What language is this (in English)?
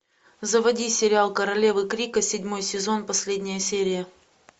Russian